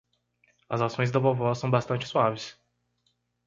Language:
Portuguese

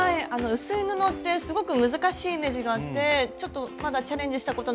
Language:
Japanese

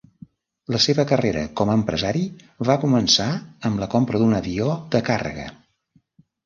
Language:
Catalan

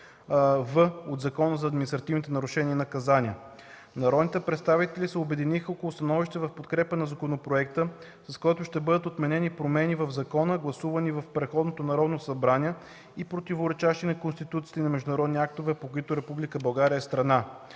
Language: Bulgarian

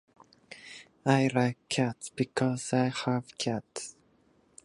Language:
Japanese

